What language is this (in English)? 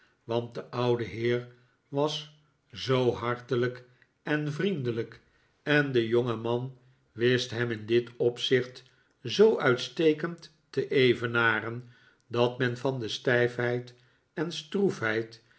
Dutch